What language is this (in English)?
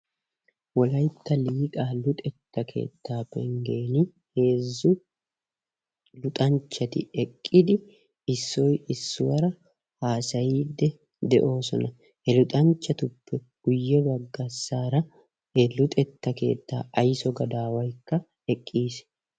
Wolaytta